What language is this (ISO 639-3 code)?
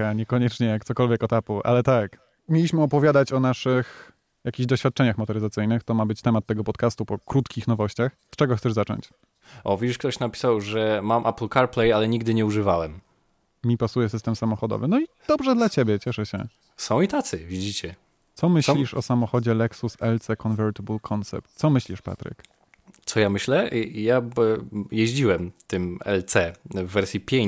pol